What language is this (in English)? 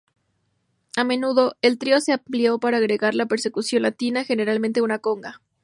Spanish